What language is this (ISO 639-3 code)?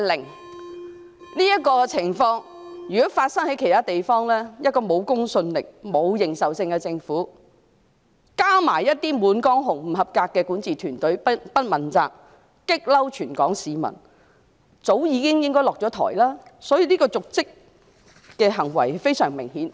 yue